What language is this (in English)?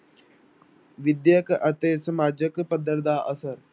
Punjabi